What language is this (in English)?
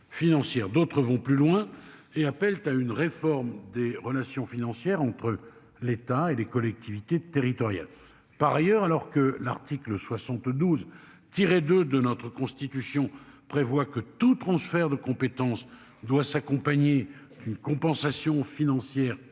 French